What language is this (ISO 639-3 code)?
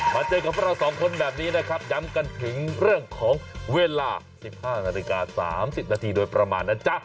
tha